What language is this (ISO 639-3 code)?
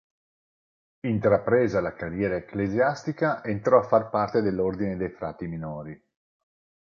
ita